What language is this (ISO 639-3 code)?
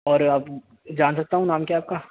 urd